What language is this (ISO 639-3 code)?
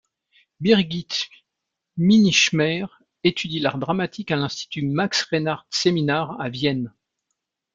fra